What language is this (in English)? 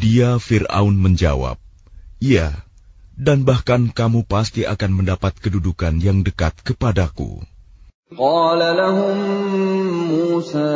Arabic